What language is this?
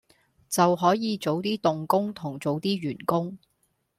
Cantonese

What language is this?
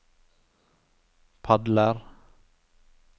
Norwegian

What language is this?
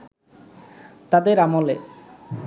Bangla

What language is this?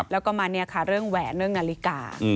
Thai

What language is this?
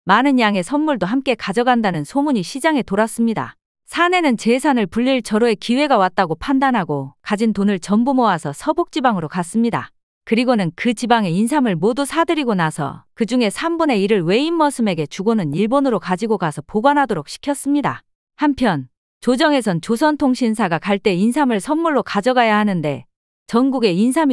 Korean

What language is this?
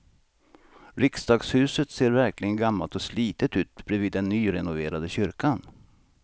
Swedish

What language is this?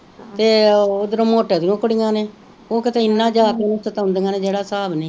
Punjabi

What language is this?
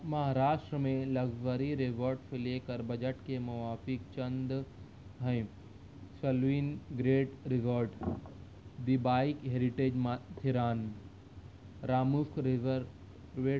Urdu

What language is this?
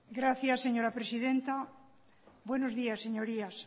Spanish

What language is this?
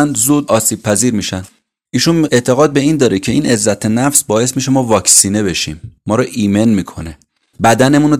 Persian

